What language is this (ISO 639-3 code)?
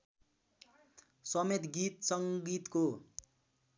nep